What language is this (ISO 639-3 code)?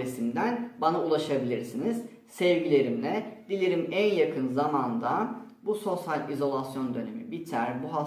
tur